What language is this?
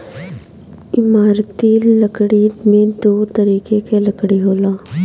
Bhojpuri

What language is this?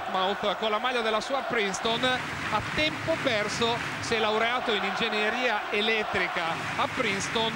Italian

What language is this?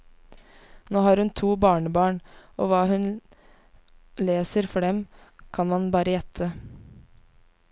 Norwegian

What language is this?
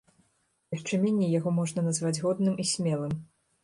Belarusian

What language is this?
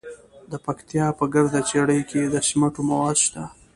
Pashto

